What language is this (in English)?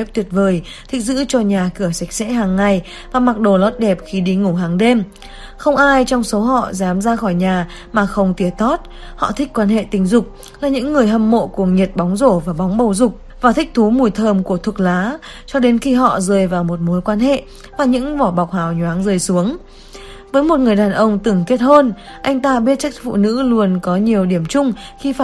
Vietnamese